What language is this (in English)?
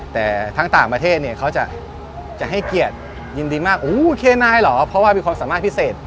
Thai